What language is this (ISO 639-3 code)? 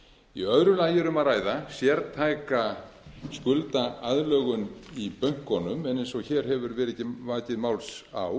isl